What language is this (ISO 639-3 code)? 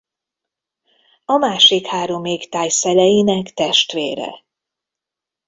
hun